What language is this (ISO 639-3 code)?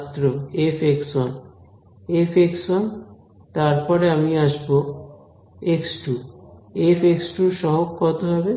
ben